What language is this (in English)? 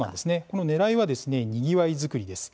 Japanese